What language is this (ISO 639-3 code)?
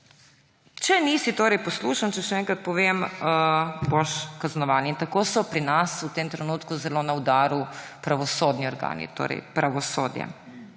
slv